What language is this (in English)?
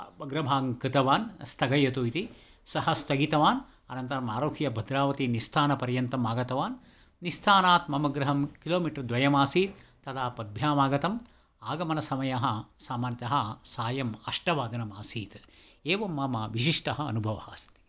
Sanskrit